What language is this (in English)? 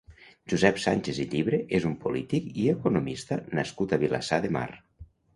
Catalan